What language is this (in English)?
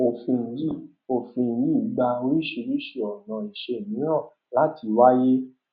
Yoruba